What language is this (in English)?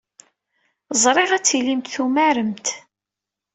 Kabyle